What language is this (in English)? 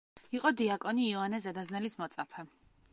Georgian